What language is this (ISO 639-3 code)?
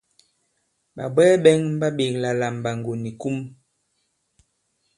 abb